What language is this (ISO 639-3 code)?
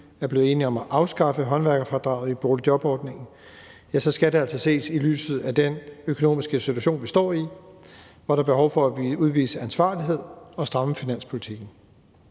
dan